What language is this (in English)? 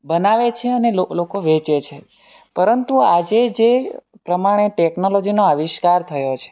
Gujarati